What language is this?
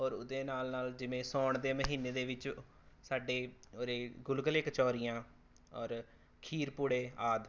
Punjabi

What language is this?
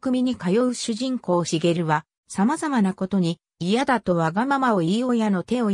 Japanese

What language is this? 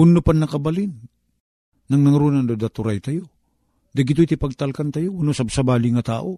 Filipino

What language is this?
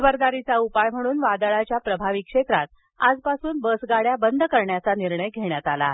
Marathi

